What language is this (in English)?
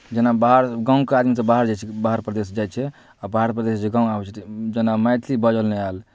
Maithili